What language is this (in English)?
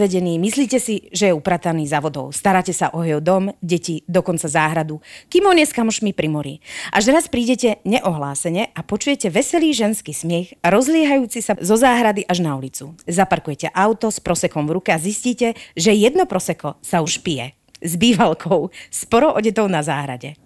Slovak